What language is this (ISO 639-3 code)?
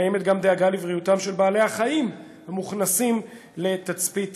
heb